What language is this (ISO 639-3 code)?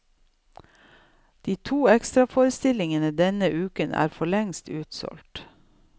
nor